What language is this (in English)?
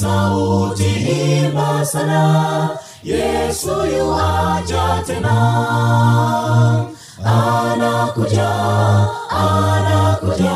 Swahili